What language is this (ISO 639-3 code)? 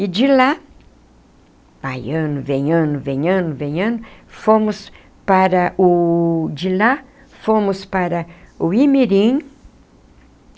por